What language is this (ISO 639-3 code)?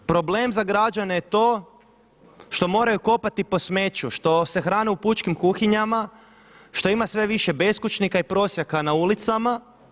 hrv